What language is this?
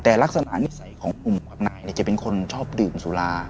Thai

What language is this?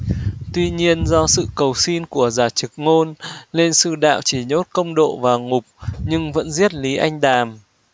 Vietnamese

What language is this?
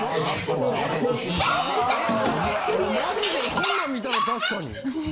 Japanese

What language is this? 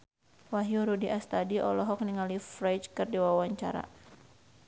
Sundanese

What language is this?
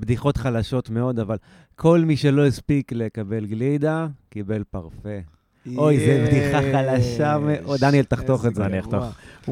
Hebrew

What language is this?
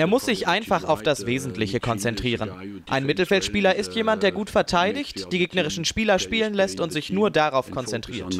German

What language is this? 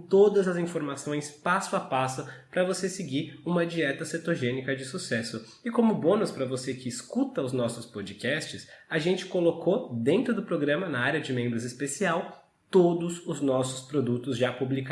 Portuguese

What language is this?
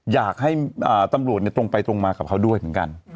Thai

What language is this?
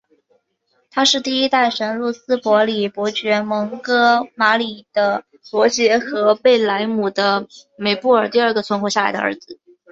Chinese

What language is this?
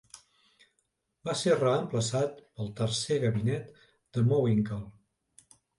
Catalan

